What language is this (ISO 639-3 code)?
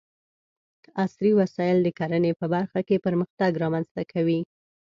pus